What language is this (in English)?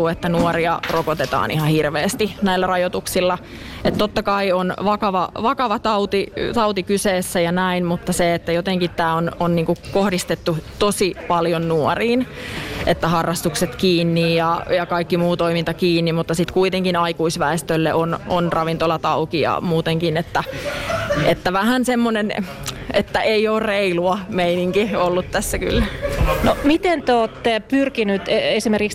Finnish